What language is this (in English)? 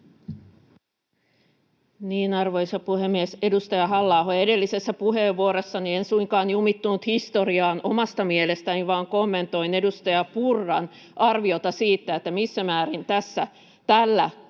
Finnish